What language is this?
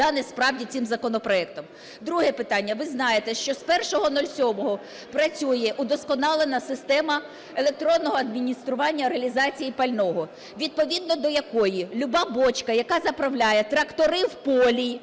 Ukrainian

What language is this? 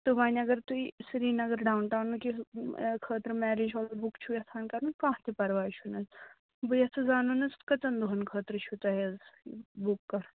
Kashmiri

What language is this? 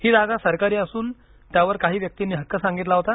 Marathi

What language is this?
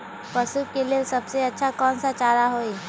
Magahi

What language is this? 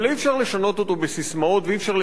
Hebrew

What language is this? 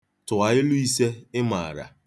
Igbo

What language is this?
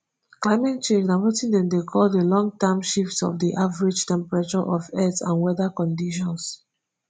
Nigerian Pidgin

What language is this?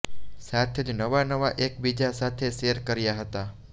Gujarati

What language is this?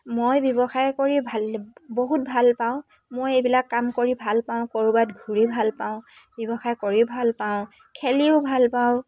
Assamese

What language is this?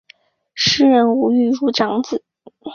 Chinese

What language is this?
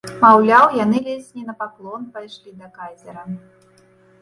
Belarusian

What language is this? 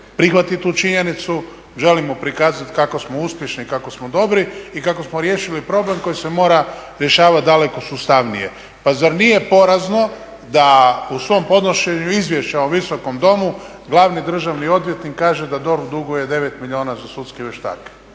Croatian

